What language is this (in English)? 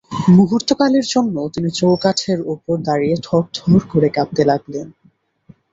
Bangla